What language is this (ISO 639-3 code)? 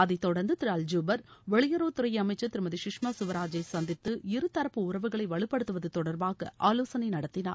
tam